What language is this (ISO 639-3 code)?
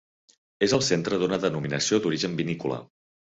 cat